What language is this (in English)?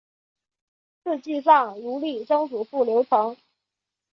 Chinese